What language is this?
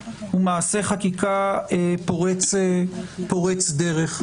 Hebrew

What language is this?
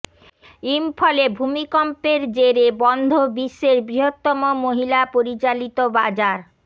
Bangla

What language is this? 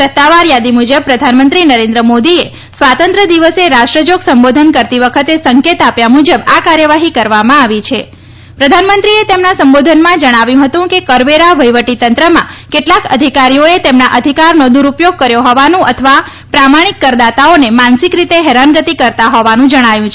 Gujarati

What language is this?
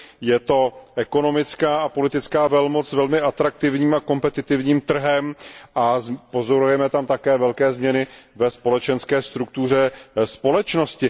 Czech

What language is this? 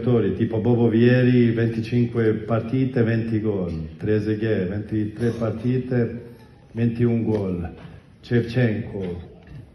Italian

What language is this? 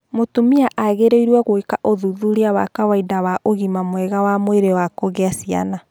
Kikuyu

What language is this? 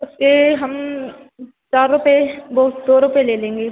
Hindi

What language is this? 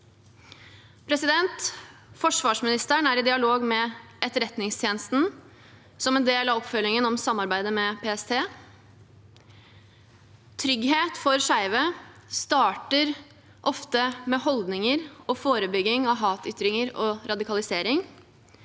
Norwegian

